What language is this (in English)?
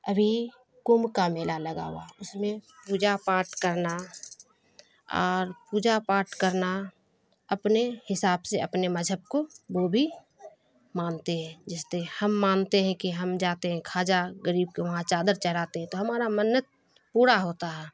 Urdu